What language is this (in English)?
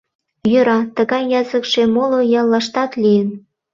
Mari